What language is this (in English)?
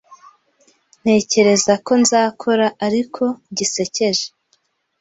Kinyarwanda